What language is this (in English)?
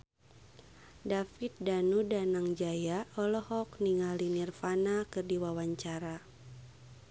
Sundanese